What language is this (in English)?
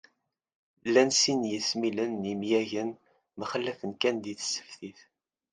Kabyle